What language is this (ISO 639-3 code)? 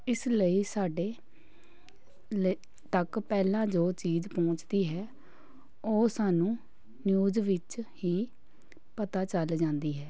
pan